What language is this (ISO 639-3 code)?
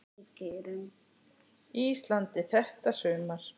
isl